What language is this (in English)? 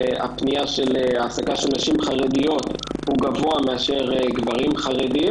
Hebrew